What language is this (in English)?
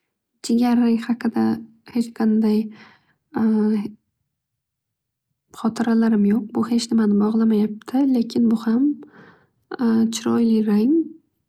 Uzbek